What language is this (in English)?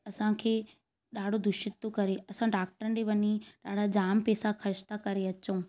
Sindhi